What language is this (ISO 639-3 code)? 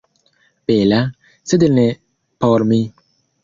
epo